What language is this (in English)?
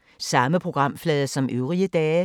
Danish